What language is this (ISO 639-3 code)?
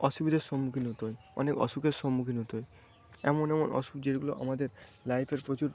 ben